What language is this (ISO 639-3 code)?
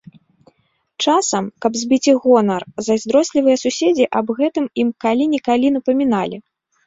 bel